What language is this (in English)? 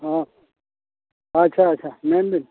Santali